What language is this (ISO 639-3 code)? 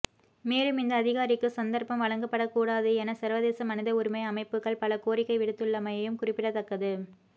tam